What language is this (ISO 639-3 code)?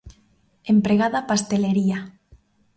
glg